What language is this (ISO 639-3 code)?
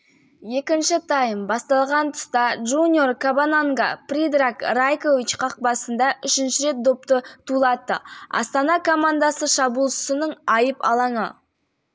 kaz